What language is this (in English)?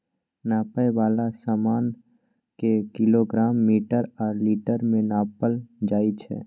Maithili